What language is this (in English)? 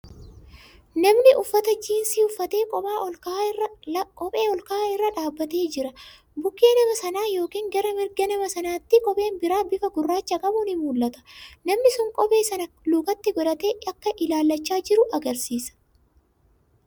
Oromo